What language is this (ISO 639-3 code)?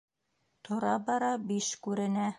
bak